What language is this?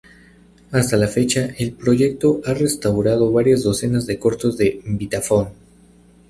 Spanish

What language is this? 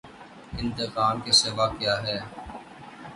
Urdu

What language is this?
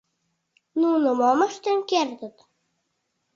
Mari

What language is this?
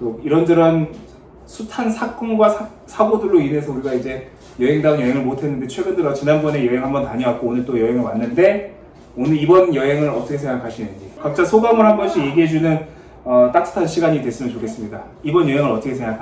Korean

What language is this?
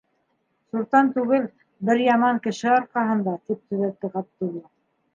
Bashkir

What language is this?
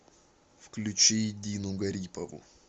Russian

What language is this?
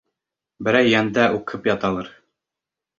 Bashkir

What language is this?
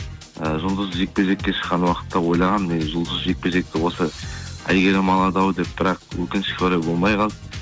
Kazakh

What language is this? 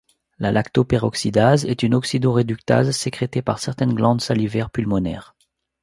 French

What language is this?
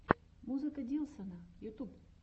Russian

